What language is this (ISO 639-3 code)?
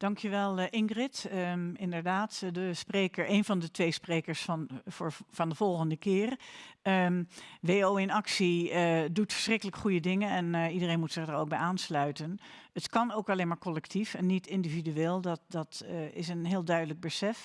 nld